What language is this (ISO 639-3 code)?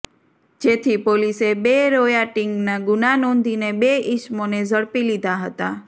guj